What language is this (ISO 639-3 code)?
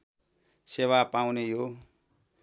nep